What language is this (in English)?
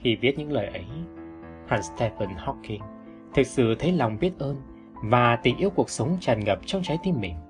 Vietnamese